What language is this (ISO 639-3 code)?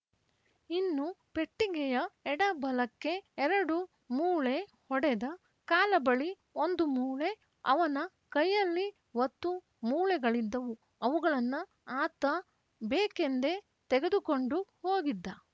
kan